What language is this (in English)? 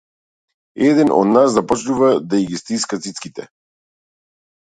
Macedonian